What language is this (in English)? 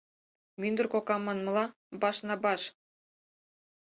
Mari